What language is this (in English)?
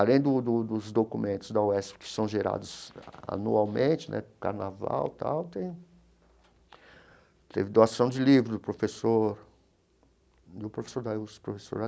Portuguese